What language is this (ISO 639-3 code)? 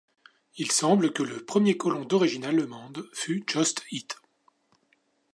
fra